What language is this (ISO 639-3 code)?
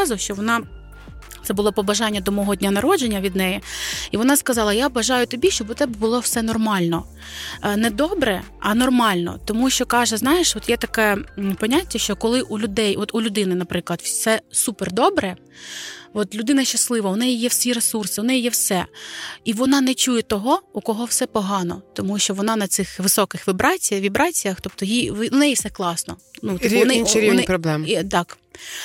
ukr